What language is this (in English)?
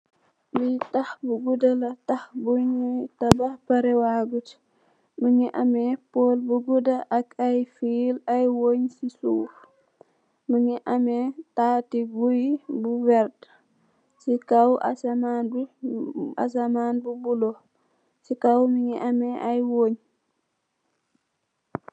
Wolof